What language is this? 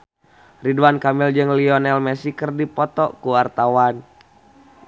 Sundanese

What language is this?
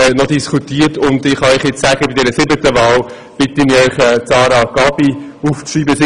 Swiss German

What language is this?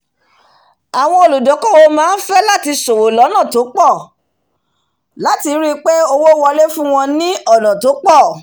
Yoruba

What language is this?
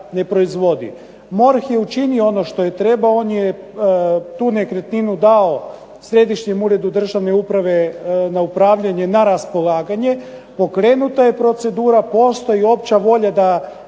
Croatian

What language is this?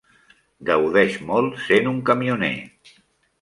Catalan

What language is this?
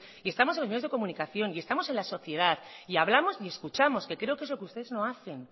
Spanish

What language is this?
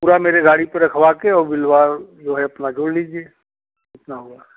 Hindi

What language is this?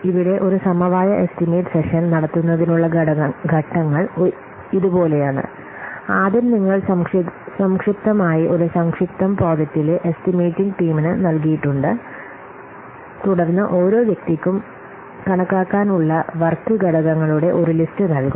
Malayalam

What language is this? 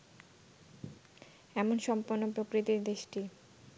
Bangla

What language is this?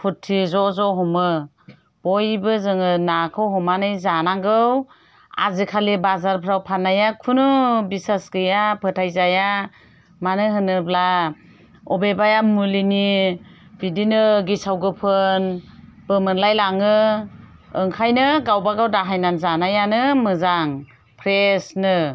Bodo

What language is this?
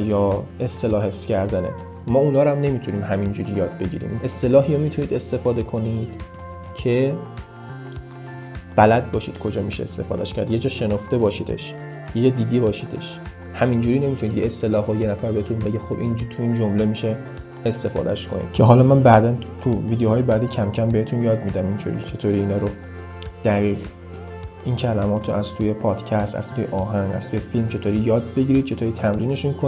Persian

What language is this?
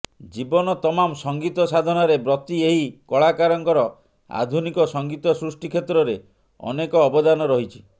Odia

